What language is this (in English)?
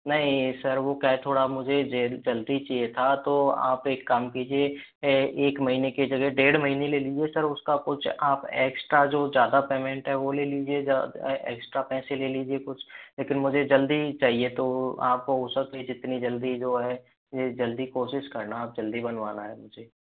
Hindi